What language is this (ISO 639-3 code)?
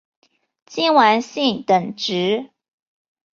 zho